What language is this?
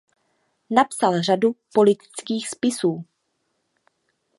Czech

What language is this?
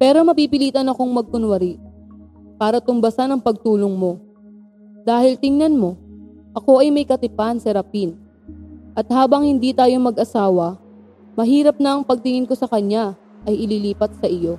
Filipino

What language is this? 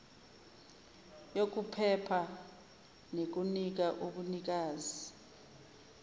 Zulu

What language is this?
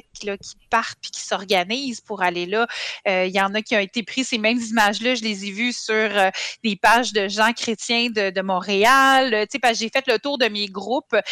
French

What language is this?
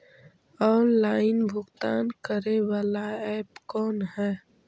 Magahi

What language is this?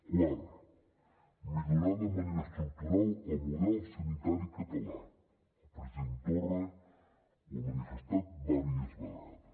Catalan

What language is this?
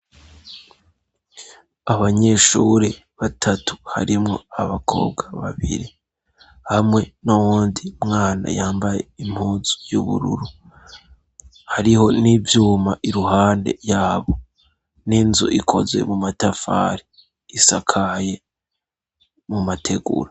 Rundi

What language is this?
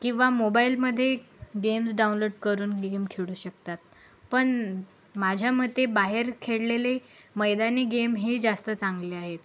Marathi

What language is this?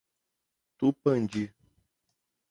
Portuguese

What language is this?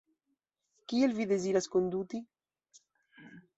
Esperanto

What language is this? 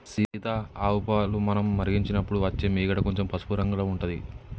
Telugu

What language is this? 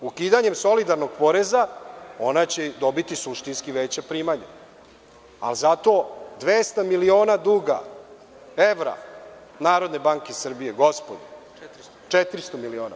Serbian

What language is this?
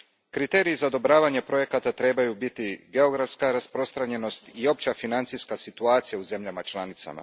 Croatian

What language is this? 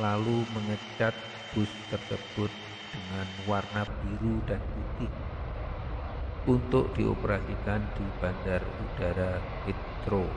Indonesian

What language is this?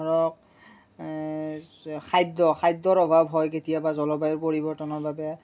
Assamese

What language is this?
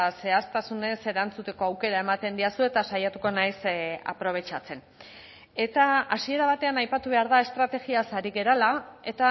Basque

